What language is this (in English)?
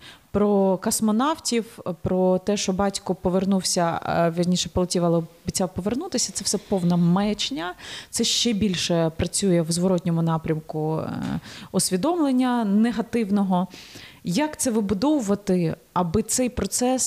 Ukrainian